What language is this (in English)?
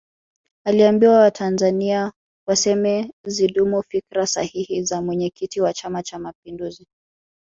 Swahili